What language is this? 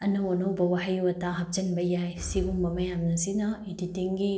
Manipuri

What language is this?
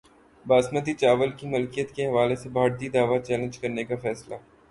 Urdu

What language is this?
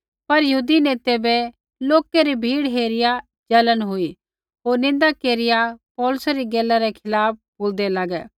Kullu Pahari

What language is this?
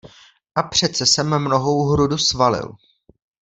Czech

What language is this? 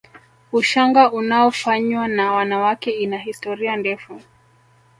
Swahili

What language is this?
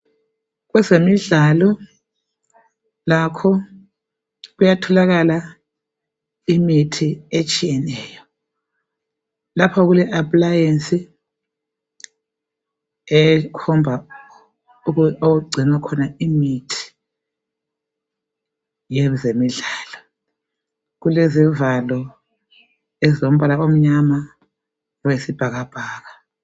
North Ndebele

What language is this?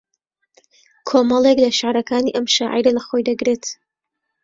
Central Kurdish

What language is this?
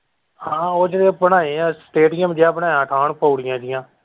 Punjabi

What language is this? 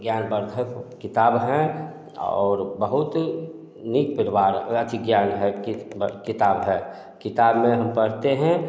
Hindi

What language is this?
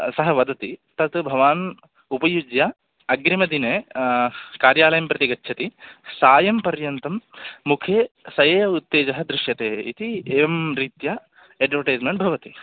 Sanskrit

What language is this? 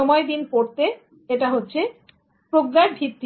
Bangla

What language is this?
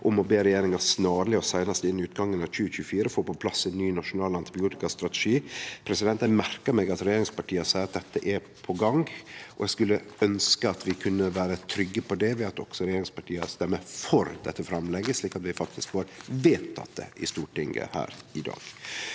Norwegian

